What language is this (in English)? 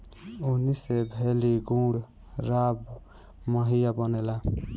Bhojpuri